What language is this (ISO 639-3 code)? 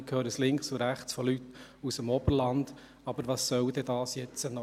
gsw